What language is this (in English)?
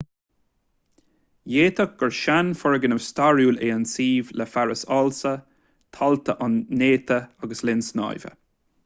Irish